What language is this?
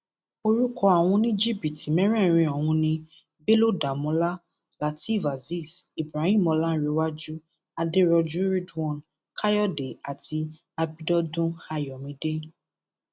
Yoruba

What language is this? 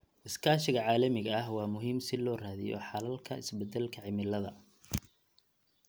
Somali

